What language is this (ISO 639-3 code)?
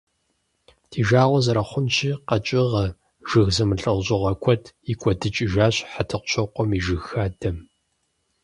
kbd